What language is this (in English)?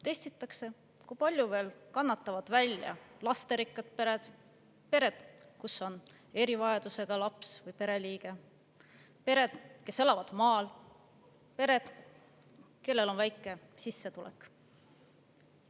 Estonian